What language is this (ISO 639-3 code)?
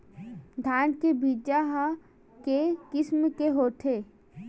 hne